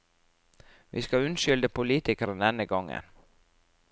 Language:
Norwegian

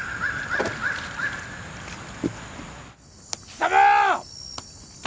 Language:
Japanese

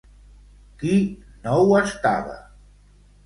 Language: Catalan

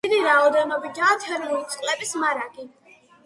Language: Georgian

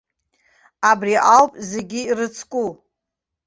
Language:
Abkhazian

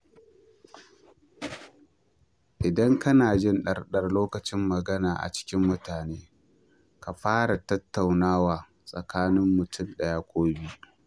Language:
Hausa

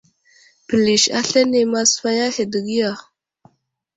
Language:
Wuzlam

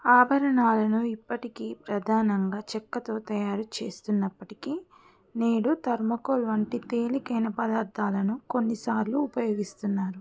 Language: Telugu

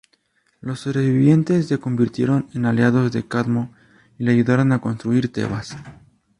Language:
Spanish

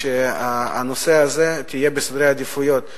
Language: Hebrew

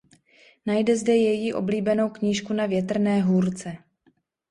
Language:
Czech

